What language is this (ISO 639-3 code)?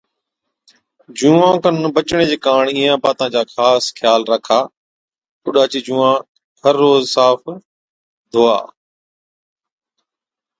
odk